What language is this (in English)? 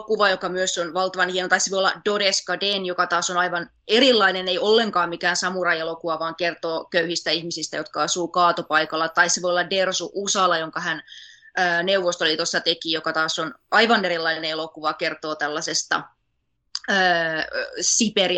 Finnish